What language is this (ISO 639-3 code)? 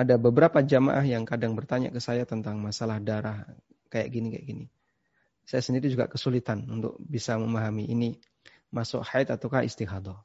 ind